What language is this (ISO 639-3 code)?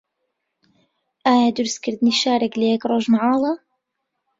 ckb